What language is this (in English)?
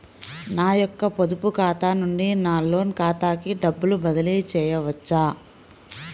Telugu